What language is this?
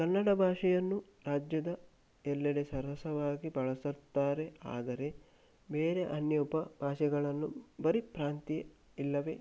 Kannada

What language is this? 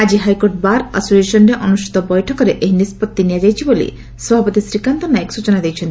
Odia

